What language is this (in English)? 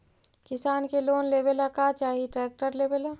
Magahi